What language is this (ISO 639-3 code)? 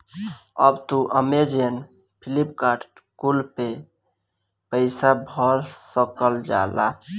bho